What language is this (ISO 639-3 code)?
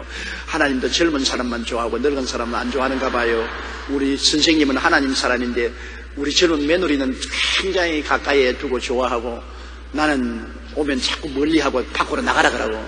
kor